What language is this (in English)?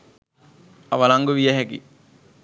Sinhala